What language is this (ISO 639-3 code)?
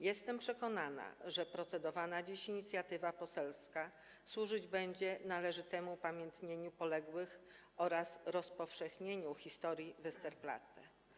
pol